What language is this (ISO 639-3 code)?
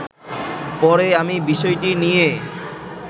ben